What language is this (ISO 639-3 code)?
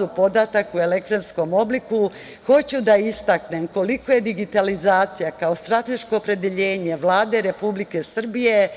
srp